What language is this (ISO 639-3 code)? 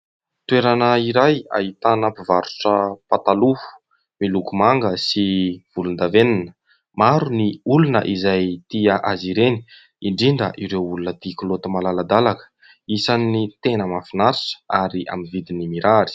mlg